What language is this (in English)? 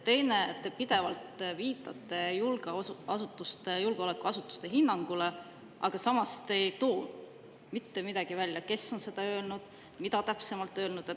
Estonian